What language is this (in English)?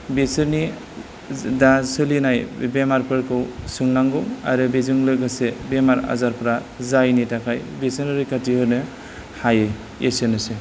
Bodo